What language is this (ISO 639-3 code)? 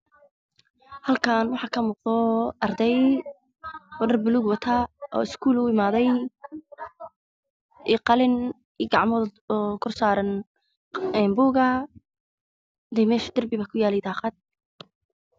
som